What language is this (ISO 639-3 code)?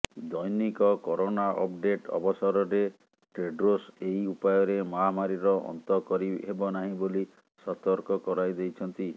ori